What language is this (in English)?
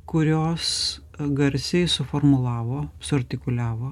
Lithuanian